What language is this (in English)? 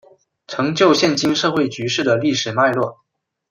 Chinese